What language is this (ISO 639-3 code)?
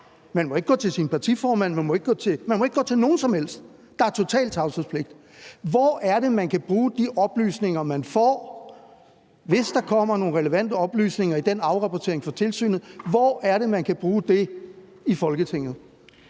dan